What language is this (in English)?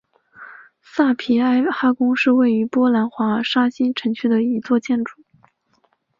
Chinese